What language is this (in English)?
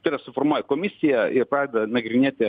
Lithuanian